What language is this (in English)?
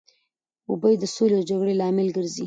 Pashto